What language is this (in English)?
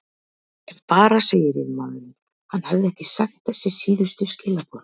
Icelandic